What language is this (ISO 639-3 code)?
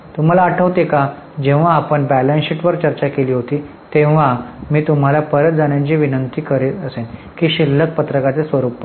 mar